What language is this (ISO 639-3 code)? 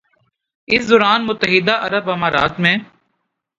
urd